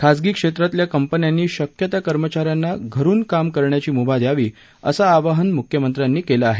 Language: Marathi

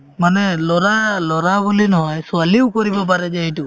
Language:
Assamese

